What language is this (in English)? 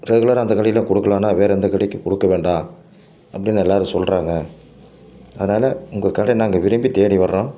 Tamil